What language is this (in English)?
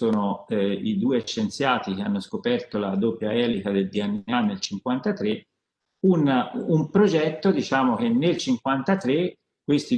Italian